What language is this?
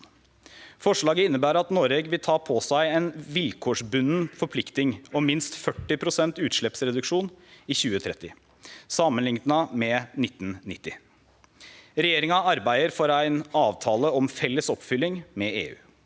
Norwegian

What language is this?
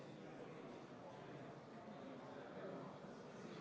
Estonian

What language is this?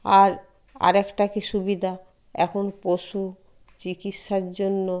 Bangla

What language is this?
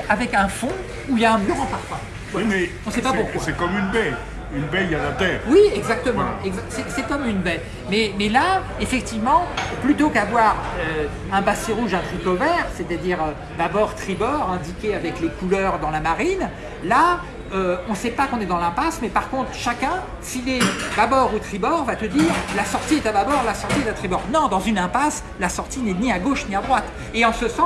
French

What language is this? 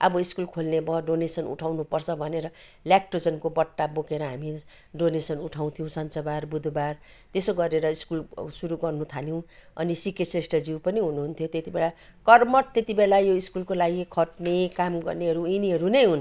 Nepali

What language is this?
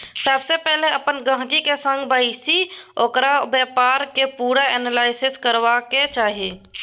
Maithili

